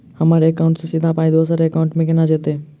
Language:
Maithili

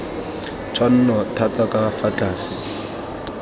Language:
Tswana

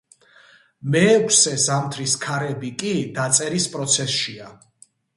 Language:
Georgian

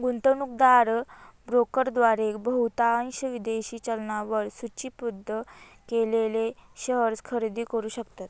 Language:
Marathi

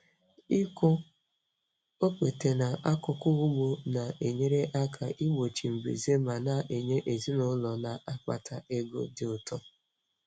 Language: Igbo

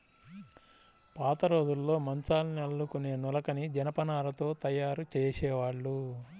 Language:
Telugu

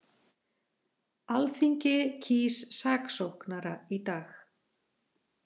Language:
Icelandic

